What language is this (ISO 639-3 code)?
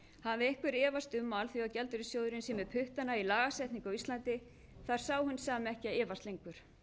isl